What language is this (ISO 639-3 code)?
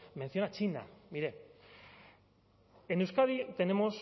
spa